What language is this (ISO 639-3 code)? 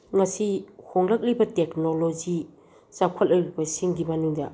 mni